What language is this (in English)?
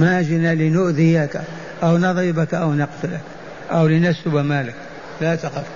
Arabic